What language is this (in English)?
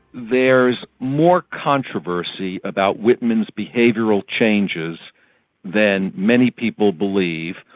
English